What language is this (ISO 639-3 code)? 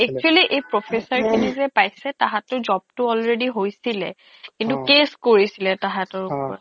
asm